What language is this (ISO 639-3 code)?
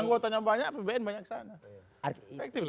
ind